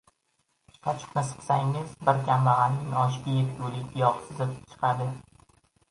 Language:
Uzbek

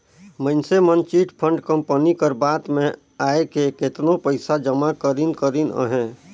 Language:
Chhattisgarhi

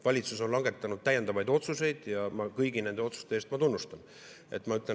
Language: Estonian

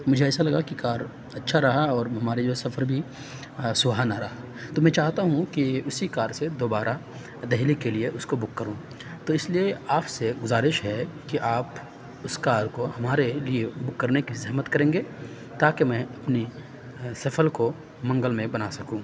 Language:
Urdu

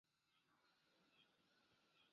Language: Chinese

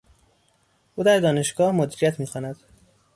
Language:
Persian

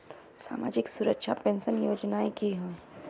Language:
Magahi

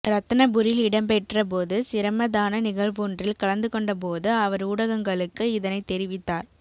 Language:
Tamil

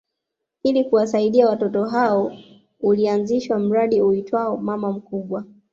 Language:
Swahili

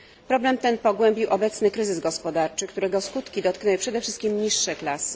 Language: Polish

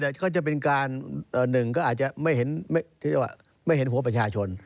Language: Thai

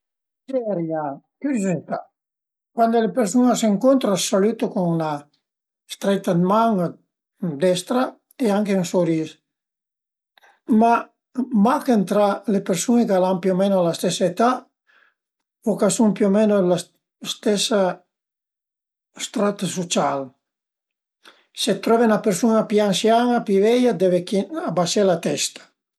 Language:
Piedmontese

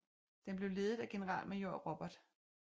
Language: Danish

